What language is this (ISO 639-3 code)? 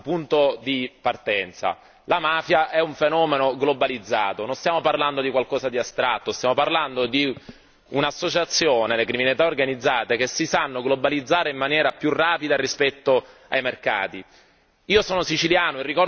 ita